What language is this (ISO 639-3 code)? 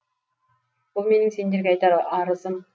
kaz